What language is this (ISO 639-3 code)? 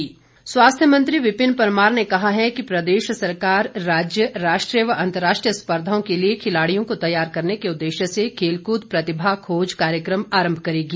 hin